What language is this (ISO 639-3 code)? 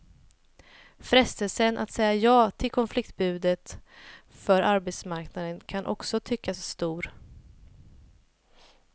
swe